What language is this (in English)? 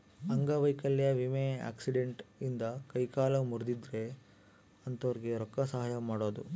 Kannada